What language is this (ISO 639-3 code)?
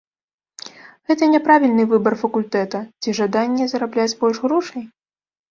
bel